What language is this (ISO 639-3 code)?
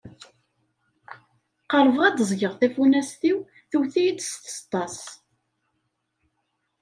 kab